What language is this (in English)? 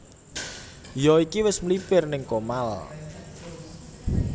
Javanese